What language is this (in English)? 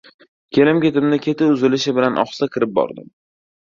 Uzbek